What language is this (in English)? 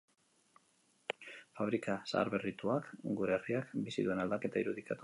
Basque